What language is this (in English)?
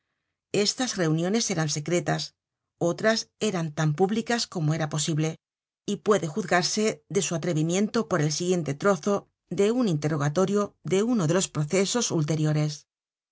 Spanish